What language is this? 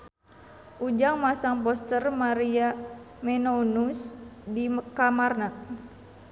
Sundanese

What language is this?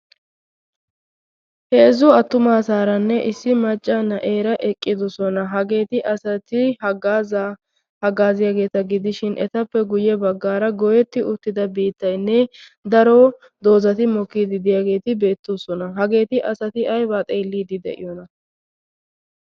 Wolaytta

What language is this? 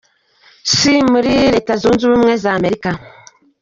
Kinyarwanda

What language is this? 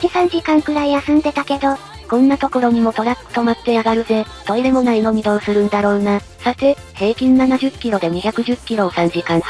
Japanese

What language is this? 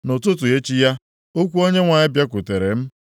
Igbo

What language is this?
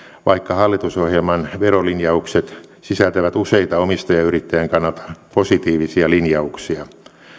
Finnish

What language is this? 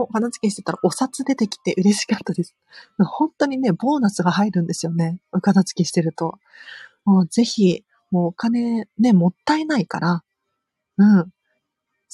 Japanese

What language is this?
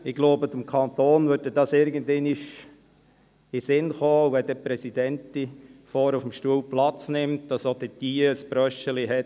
Swiss German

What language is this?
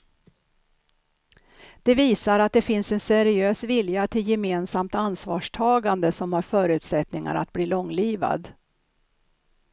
Swedish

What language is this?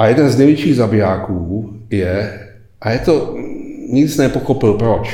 Czech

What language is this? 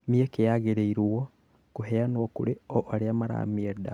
Kikuyu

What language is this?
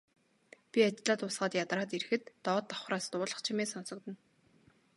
Mongolian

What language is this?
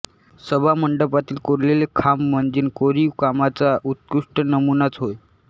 Marathi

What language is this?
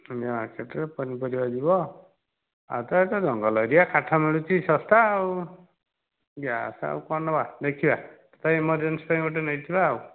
Odia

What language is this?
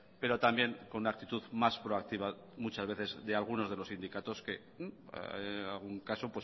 Spanish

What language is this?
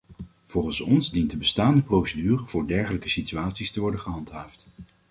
Dutch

